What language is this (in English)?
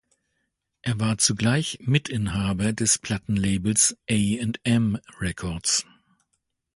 German